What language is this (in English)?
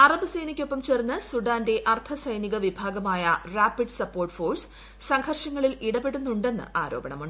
Malayalam